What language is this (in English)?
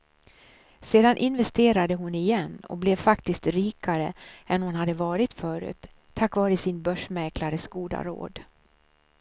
Swedish